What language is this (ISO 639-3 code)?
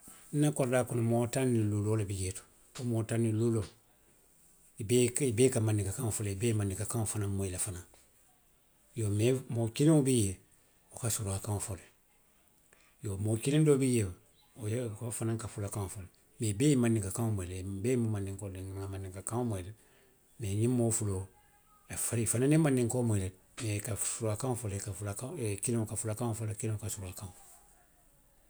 mlq